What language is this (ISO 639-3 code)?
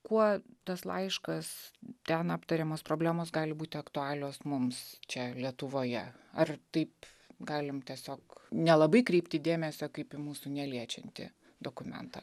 lit